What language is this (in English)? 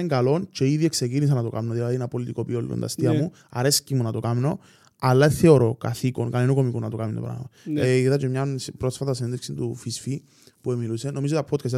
Greek